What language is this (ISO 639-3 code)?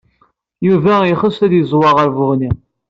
kab